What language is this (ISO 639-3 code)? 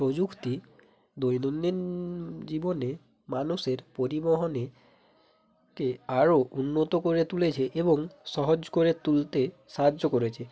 ben